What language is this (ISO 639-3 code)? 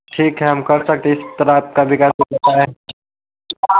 hin